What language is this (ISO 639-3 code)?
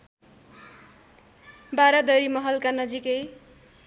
nep